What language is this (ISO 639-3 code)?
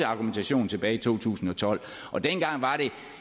dan